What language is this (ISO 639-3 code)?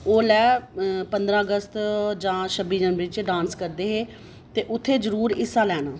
doi